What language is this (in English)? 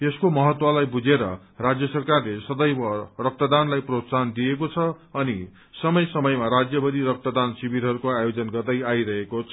Nepali